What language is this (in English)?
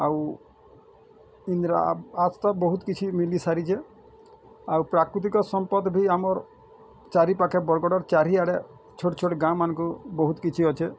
Odia